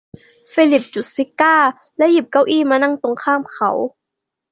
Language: Thai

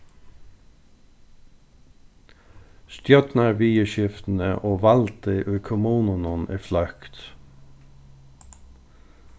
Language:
Faroese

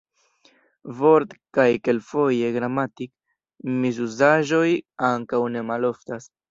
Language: Esperanto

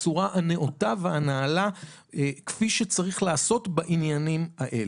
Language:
Hebrew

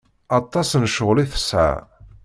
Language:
Kabyle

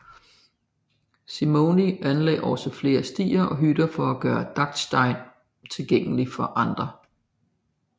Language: Danish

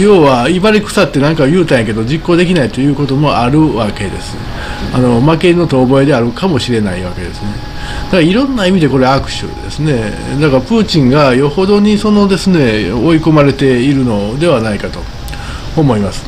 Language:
Japanese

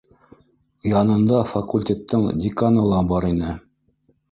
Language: Bashkir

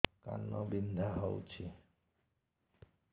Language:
Odia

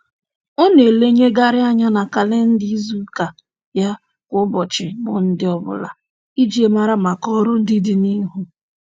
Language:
Igbo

